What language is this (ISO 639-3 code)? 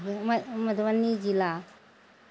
mai